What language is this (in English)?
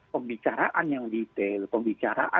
Indonesian